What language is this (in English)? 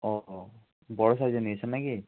Bangla